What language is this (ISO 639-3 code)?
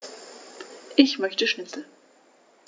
deu